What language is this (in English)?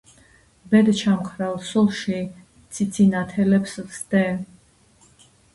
Georgian